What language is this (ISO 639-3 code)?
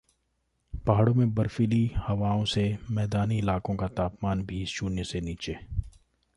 hin